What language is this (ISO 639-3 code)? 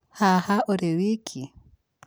kik